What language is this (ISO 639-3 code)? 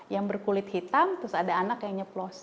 ind